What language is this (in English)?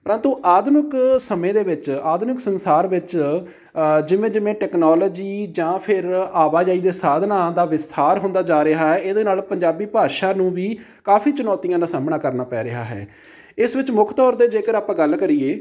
Punjabi